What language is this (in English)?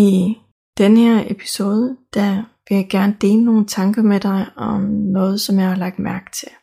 Danish